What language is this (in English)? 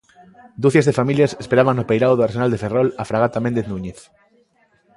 Galician